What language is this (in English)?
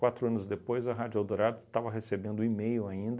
Portuguese